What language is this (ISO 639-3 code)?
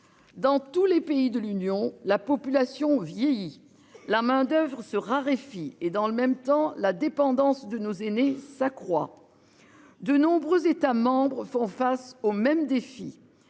fra